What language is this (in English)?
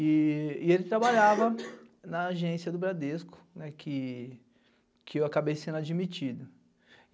Portuguese